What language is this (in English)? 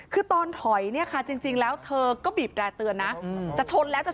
Thai